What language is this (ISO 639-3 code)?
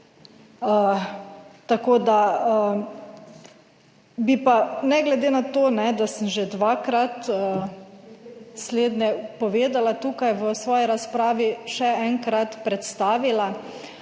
slv